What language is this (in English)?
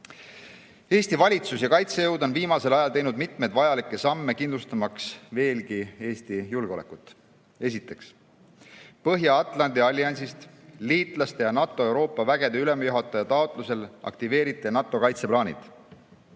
Estonian